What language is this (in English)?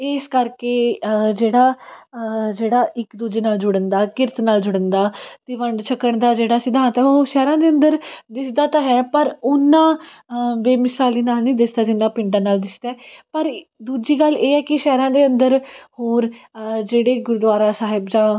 Punjabi